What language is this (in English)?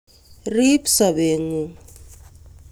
Kalenjin